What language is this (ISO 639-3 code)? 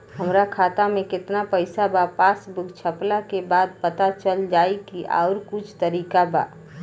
bho